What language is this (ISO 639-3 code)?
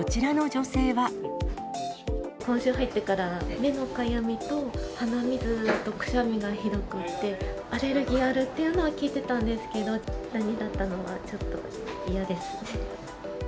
jpn